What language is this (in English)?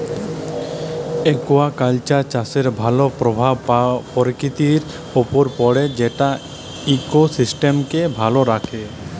Bangla